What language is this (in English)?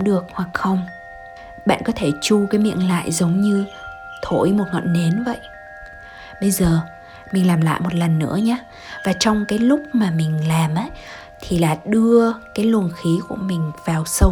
Vietnamese